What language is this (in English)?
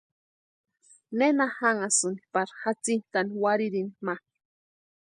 Western Highland Purepecha